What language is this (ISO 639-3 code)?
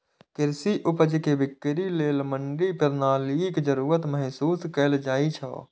mai